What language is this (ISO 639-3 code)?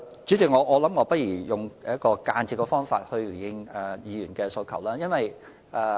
yue